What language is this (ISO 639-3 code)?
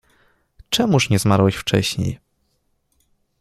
pol